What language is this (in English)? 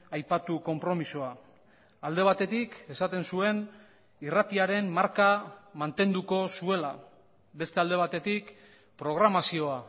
Basque